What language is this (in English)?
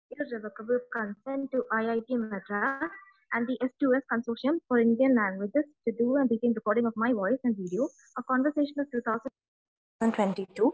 Malayalam